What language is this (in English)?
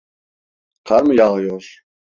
Turkish